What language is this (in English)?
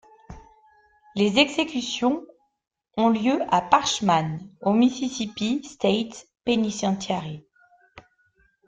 French